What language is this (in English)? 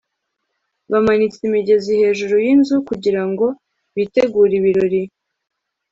Kinyarwanda